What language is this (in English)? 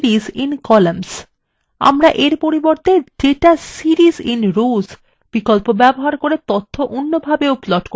Bangla